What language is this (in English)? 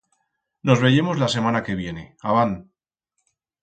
Aragonese